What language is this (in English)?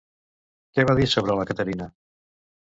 Catalan